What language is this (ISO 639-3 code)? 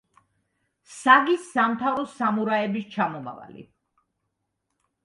kat